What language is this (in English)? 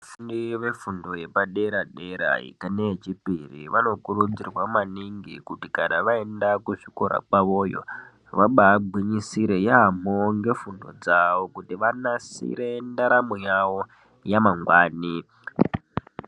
Ndau